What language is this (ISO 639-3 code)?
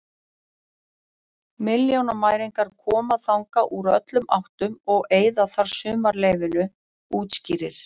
isl